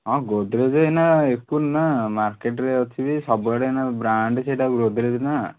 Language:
Odia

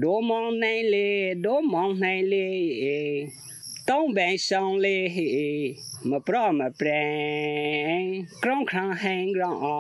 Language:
Thai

